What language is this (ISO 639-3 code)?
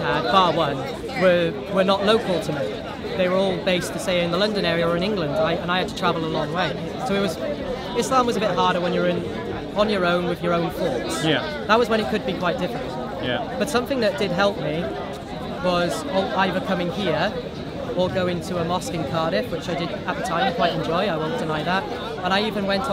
eng